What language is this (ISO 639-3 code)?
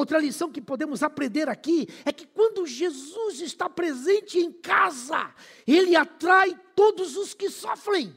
por